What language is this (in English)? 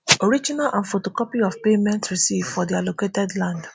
Nigerian Pidgin